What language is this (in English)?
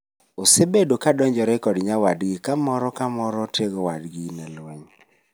Luo (Kenya and Tanzania)